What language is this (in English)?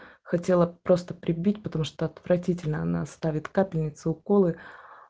Russian